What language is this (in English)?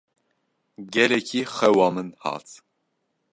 Kurdish